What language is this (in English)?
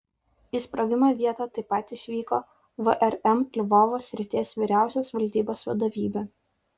Lithuanian